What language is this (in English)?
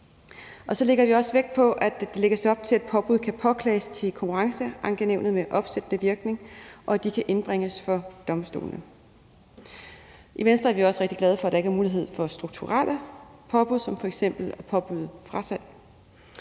Danish